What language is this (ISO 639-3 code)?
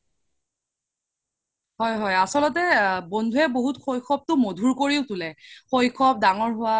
asm